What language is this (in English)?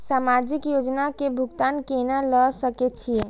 Maithili